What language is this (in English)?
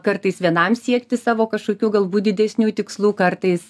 Lithuanian